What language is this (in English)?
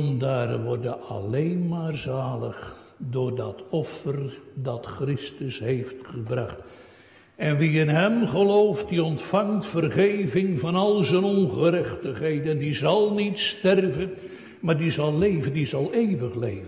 Dutch